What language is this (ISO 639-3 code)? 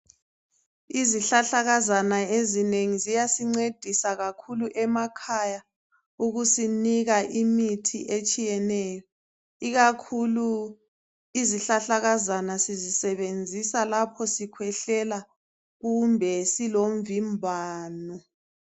nde